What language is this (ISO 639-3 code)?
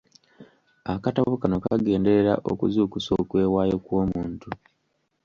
lug